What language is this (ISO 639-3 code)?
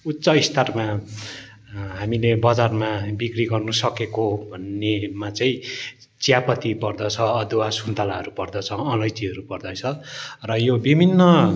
nep